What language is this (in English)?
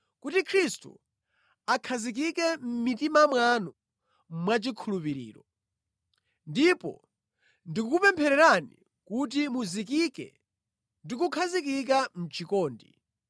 Nyanja